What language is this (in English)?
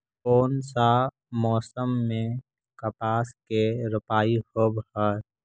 Magahi